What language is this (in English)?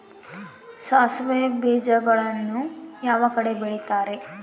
Kannada